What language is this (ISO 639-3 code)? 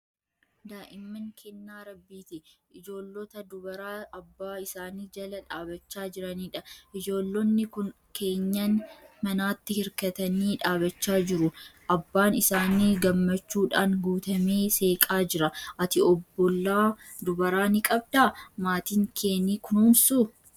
orm